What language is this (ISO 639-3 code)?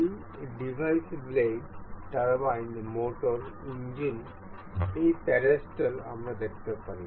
ben